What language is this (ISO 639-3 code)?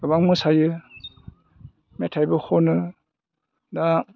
brx